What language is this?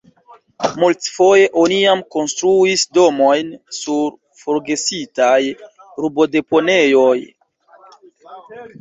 Esperanto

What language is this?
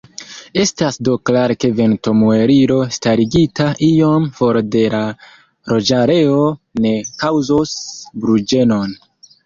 Esperanto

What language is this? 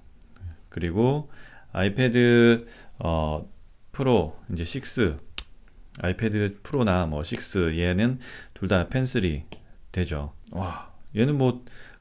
Korean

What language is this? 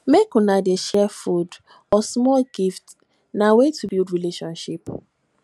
Nigerian Pidgin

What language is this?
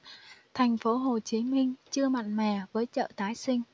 Vietnamese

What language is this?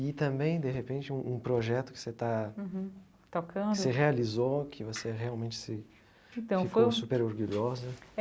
Portuguese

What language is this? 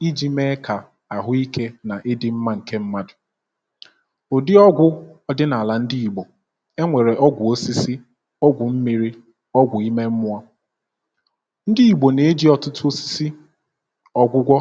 Igbo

